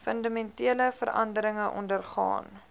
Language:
Afrikaans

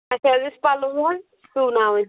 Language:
Kashmiri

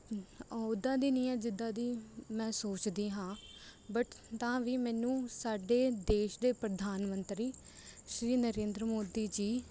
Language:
Punjabi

